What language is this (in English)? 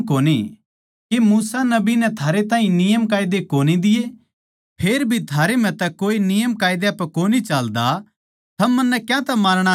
Haryanvi